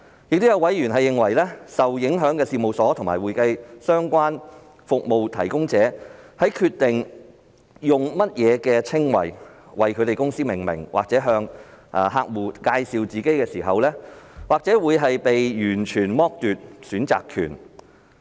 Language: Cantonese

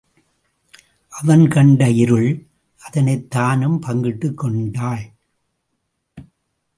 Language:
Tamil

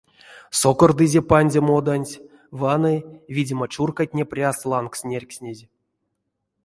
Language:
Erzya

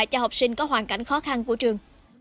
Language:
Vietnamese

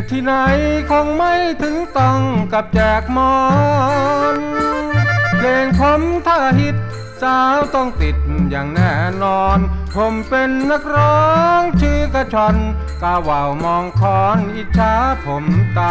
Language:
Thai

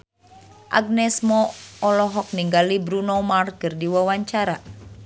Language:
Sundanese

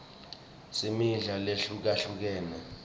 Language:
Swati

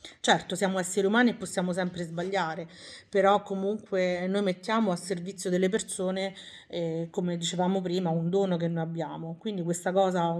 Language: Italian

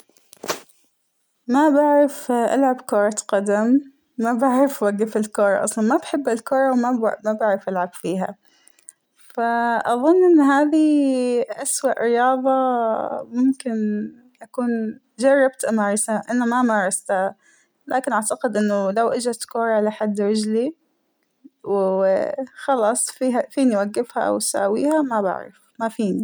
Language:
Hijazi Arabic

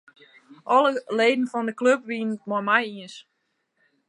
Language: Western Frisian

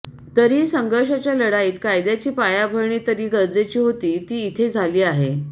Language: Marathi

